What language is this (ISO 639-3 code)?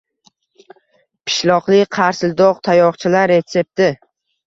uzb